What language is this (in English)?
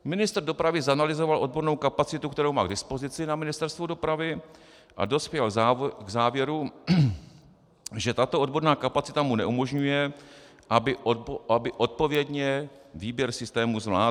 Czech